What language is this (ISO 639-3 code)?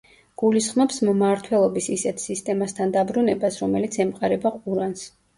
kat